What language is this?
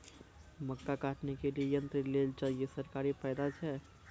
Maithili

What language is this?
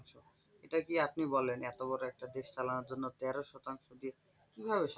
Bangla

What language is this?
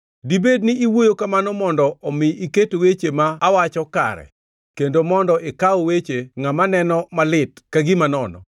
Luo (Kenya and Tanzania)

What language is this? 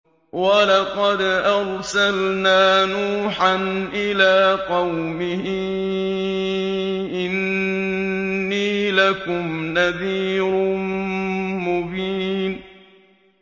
Arabic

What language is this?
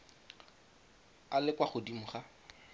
Tswana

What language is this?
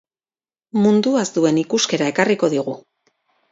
Basque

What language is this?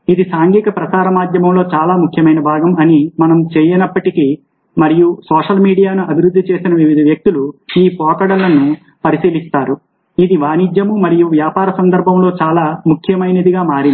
Telugu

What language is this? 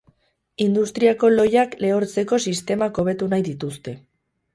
Basque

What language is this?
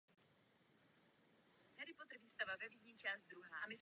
Czech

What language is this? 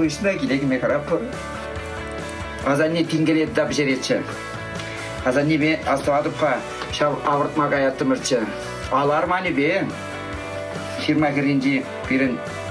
Russian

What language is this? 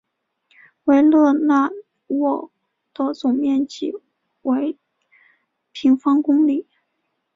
Chinese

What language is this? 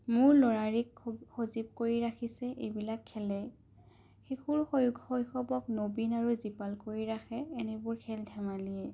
Assamese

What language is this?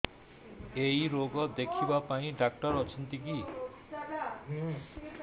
Odia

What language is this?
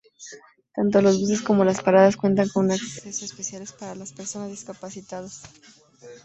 Spanish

